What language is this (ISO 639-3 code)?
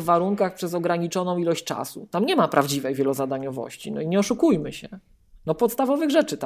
pol